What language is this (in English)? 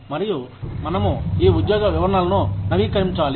Telugu